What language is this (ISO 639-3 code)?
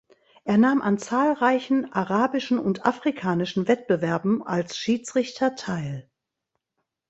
deu